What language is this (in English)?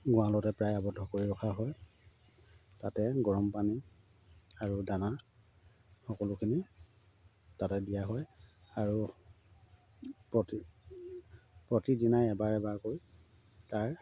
Assamese